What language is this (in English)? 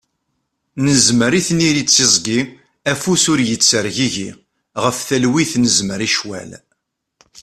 Kabyle